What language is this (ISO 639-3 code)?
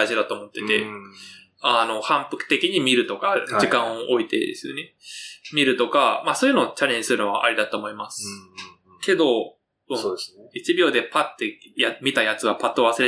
jpn